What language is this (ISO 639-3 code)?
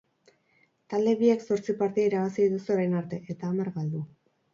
eus